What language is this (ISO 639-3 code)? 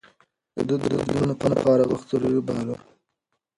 pus